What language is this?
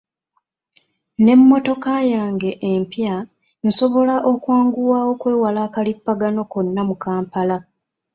Ganda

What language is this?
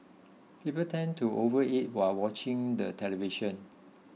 English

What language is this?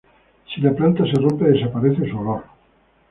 Spanish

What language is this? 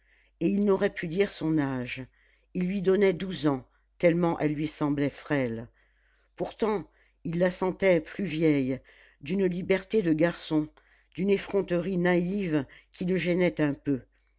French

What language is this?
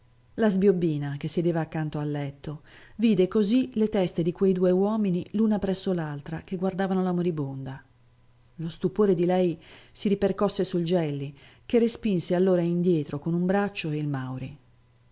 Italian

